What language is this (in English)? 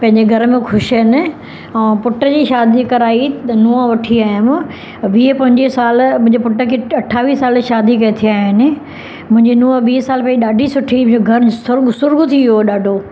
Sindhi